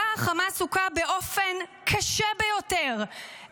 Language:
Hebrew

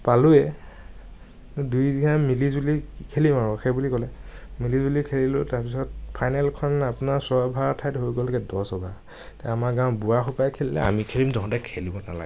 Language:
Assamese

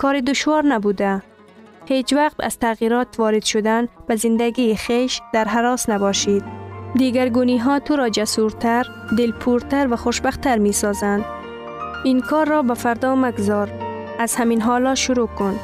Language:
Persian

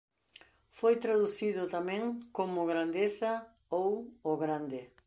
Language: Galician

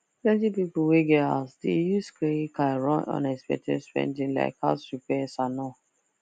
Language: Nigerian Pidgin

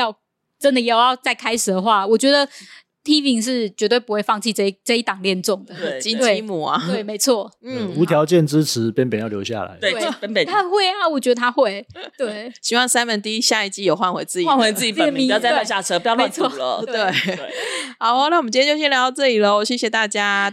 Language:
Chinese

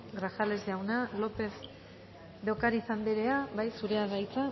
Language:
Basque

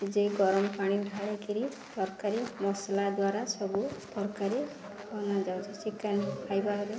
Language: Odia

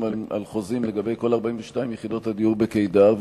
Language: Hebrew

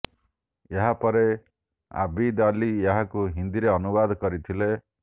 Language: Odia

